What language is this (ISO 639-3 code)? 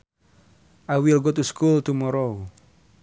sun